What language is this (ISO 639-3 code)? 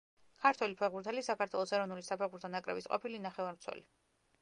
kat